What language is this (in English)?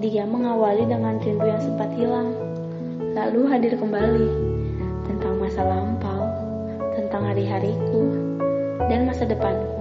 Indonesian